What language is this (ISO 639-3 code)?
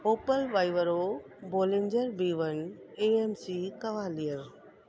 snd